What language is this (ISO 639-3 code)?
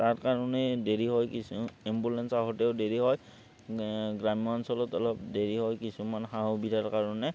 asm